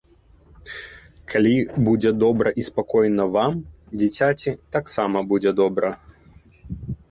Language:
Belarusian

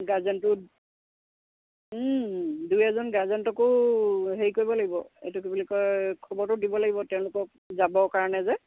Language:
Assamese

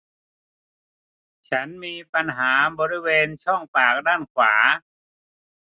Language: Thai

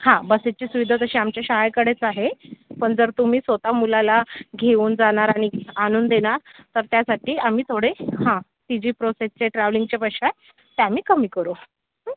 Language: Marathi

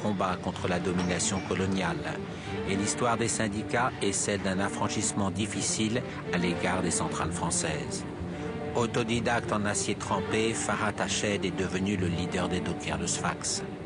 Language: French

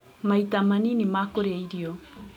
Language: Kikuyu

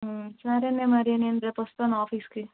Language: Telugu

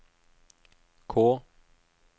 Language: Norwegian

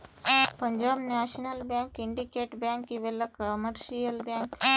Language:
Kannada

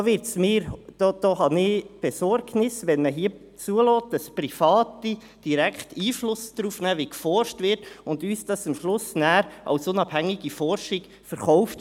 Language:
Swiss German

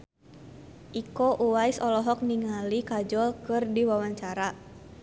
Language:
Sundanese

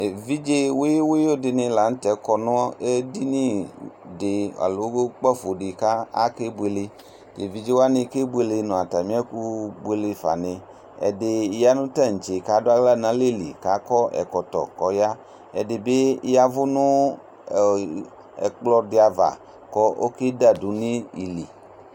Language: Ikposo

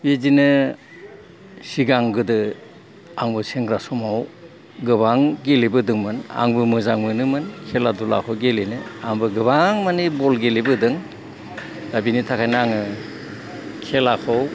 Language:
Bodo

